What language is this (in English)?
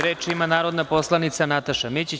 Serbian